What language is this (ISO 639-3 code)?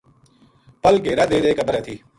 gju